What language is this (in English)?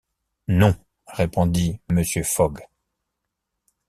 French